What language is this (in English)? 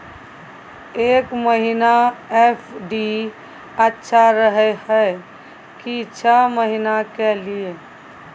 Maithili